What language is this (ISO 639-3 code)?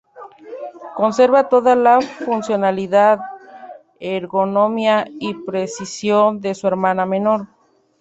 spa